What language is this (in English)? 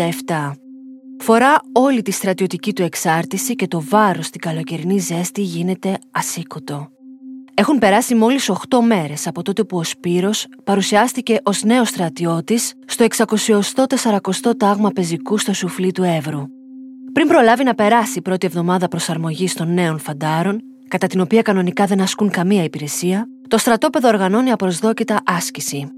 Greek